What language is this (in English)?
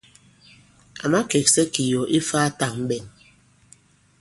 Bankon